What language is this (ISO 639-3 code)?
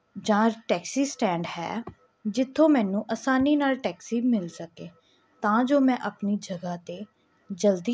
pan